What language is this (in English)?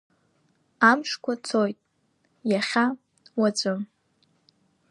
Abkhazian